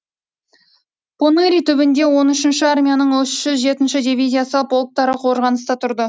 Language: Kazakh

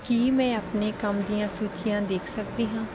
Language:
Punjabi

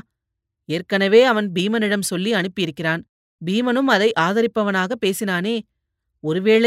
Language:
Tamil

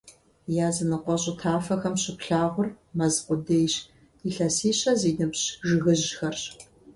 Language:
Kabardian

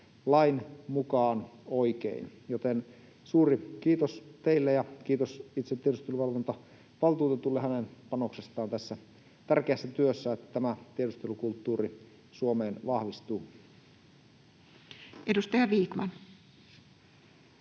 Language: Finnish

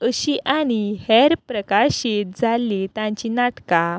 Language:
Konkani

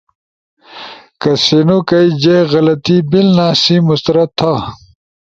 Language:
Ushojo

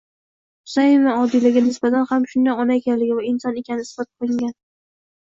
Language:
Uzbek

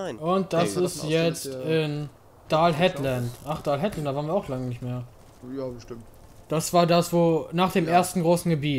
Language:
German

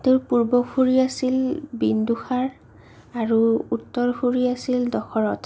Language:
Assamese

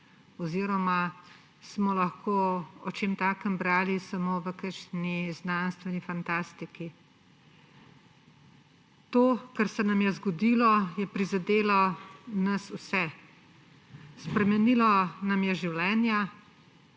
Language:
Slovenian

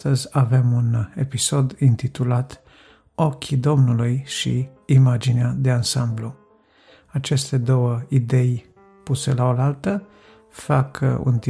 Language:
Romanian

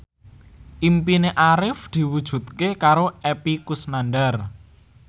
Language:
Javanese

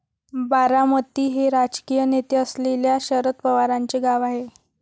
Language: Marathi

